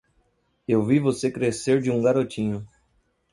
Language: Portuguese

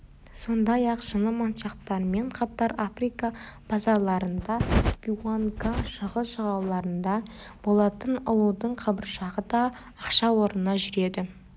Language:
Kazakh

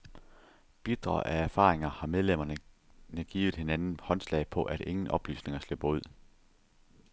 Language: Danish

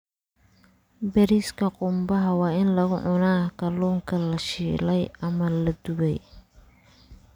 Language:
Somali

